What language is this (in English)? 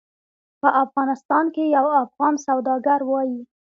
Pashto